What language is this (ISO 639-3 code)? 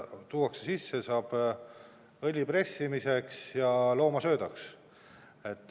est